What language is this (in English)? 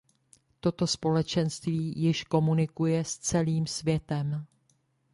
Czech